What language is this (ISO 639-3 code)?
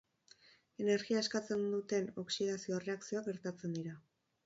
eus